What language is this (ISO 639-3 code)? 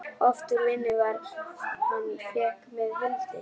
isl